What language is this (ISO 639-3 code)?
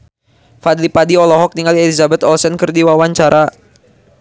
sun